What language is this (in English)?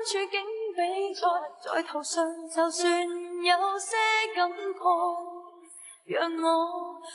Vietnamese